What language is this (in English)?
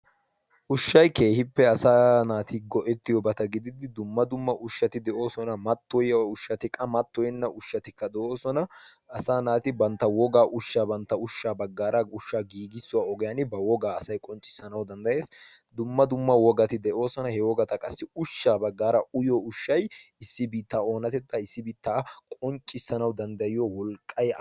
Wolaytta